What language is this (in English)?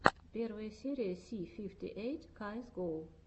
Russian